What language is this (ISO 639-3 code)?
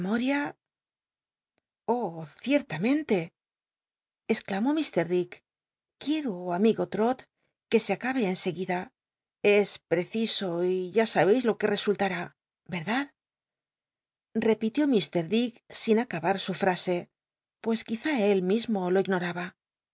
spa